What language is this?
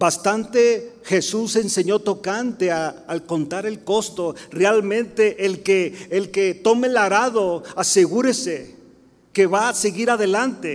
Spanish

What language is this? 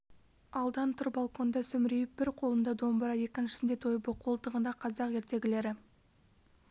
Kazakh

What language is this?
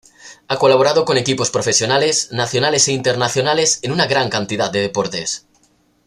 Spanish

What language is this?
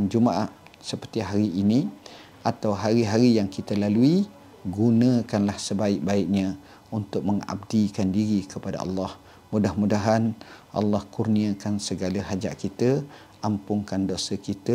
Malay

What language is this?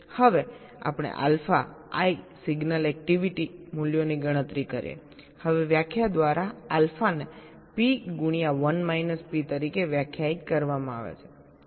Gujarati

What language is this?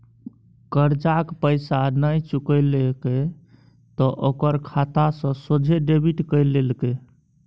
Maithili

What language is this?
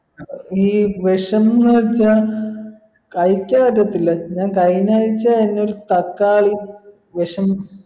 Malayalam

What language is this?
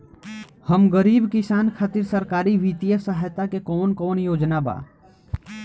Bhojpuri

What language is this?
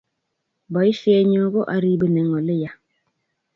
Kalenjin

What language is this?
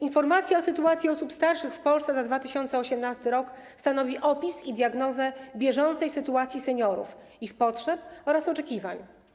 Polish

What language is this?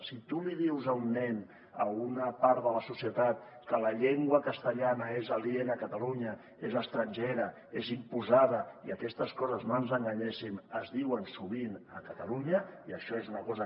Catalan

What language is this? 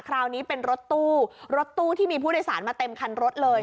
Thai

